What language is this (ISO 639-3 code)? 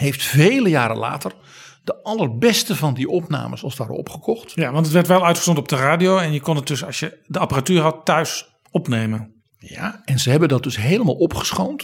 nld